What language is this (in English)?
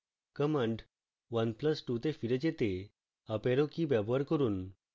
Bangla